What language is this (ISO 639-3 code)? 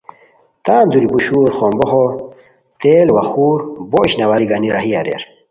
khw